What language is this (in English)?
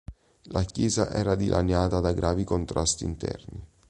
Italian